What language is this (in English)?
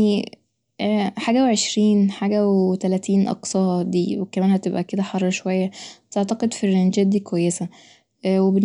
Egyptian Arabic